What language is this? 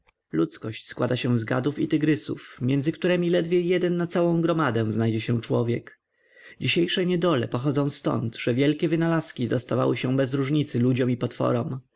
Polish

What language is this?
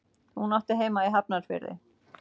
Icelandic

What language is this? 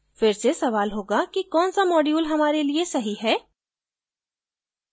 Hindi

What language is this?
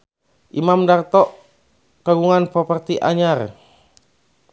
Sundanese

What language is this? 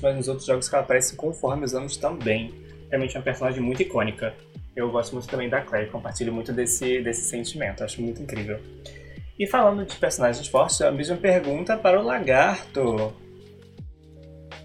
Portuguese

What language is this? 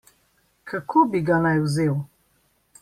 Slovenian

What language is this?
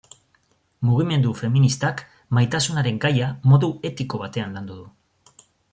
Basque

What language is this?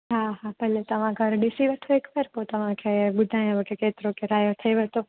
Sindhi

